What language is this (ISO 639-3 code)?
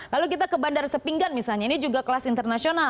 ind